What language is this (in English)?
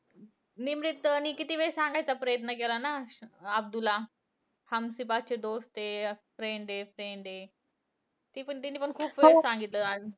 Marathi